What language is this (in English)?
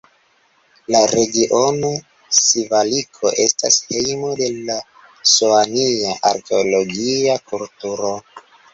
Esperanto